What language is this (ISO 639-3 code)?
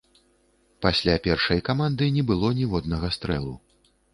bel